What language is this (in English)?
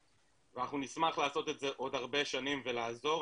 Hebrew